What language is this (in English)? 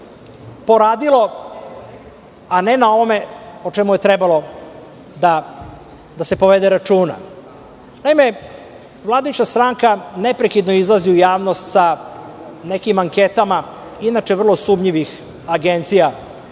Serbian